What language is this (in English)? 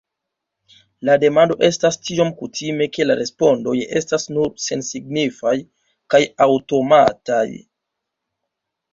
Esperanto